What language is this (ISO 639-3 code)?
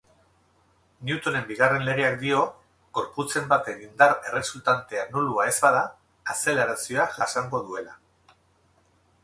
eus